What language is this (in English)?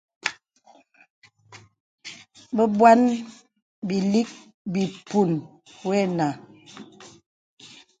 Bebele